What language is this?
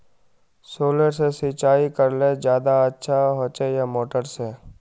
Magahi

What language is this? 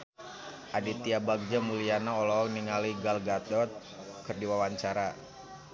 Sundanese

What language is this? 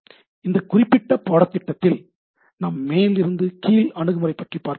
Tamil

